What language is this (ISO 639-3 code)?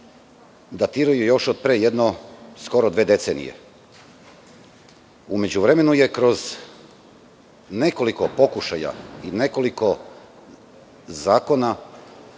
srp